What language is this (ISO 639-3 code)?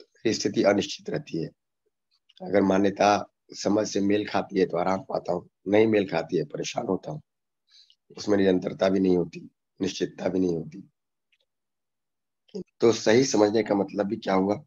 hin